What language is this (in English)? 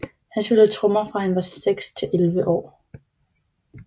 Danish